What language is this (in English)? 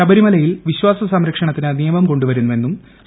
Malayalam